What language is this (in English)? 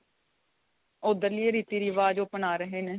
Punjabi